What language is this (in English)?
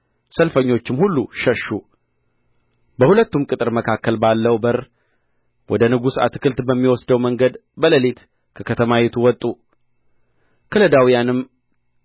Amharic